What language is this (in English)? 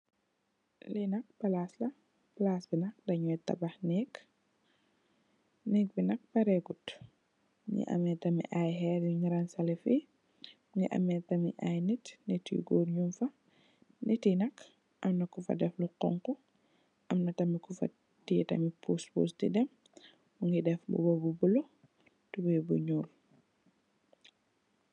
Wolof